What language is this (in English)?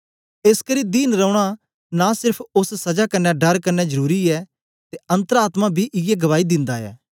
Dogri